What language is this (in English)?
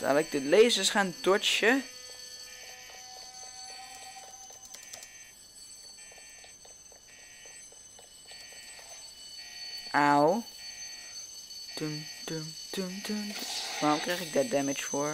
Dutch